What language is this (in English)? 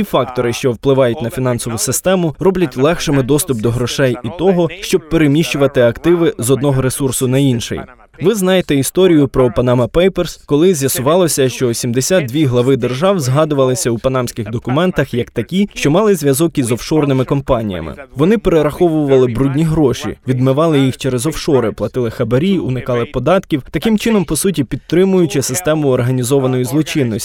Ukrainian